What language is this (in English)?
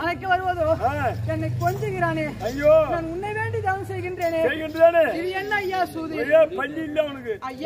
Arabic